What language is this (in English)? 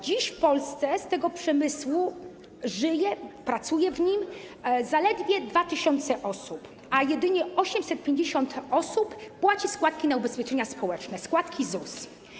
Polish